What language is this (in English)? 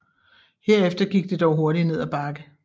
Danish